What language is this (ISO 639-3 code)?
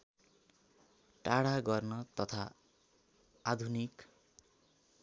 nep